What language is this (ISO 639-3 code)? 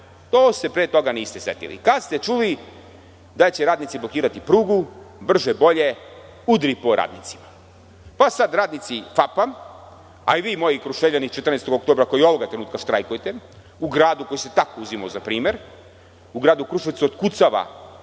srp